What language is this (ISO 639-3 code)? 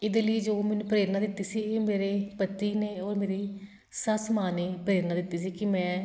pan